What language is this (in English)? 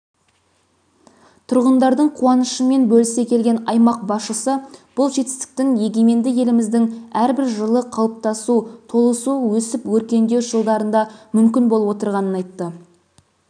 Kazakh